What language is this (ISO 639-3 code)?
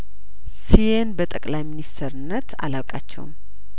amh